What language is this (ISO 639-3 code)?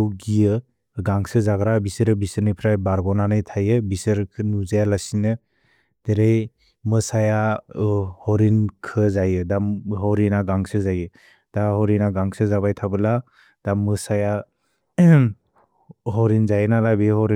brx